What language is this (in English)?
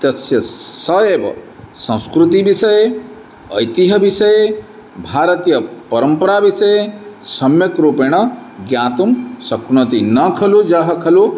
Sanskrit